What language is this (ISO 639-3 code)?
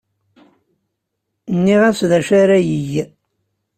kab